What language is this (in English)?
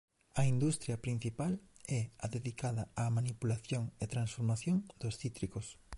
Galician